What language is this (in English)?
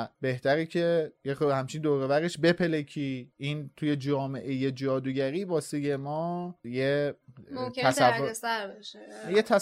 Persian